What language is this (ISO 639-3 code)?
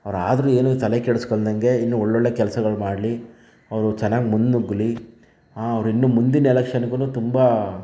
kan